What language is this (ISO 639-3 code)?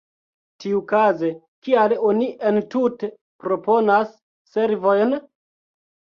epo